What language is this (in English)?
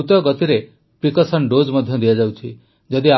Odia